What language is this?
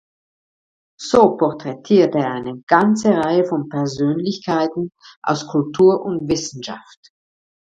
German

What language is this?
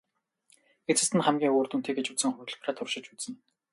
Mongolian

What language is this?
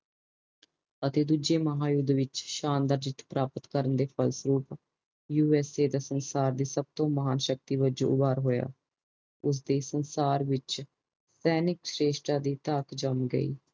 Punjabi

